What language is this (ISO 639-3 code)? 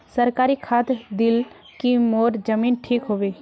mag